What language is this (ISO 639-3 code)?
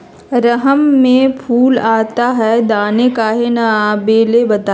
mag